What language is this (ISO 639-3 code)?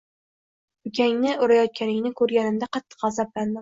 uzb